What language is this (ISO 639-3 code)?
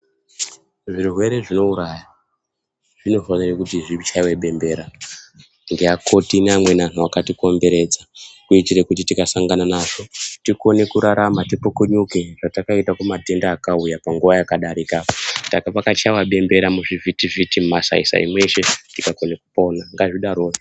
ndc